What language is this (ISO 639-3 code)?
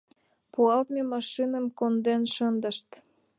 chm